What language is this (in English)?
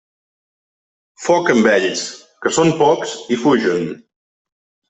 Catalan